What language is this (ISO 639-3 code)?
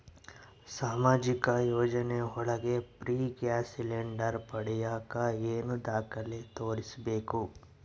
kan